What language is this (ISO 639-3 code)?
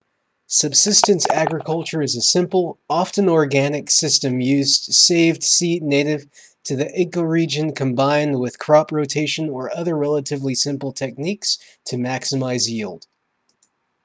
eng